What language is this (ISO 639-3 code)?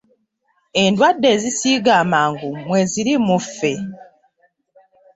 lug